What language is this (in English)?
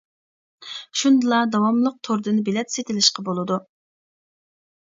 Uyghur